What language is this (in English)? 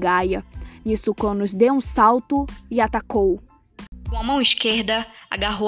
Portuguese